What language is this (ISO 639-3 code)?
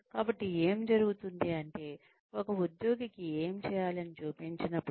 tel